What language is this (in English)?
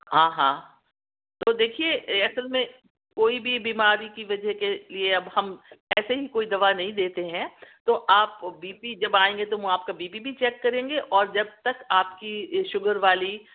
Urdu